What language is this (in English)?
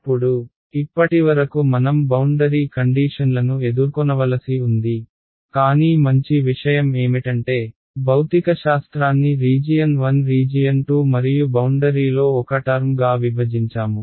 Telugu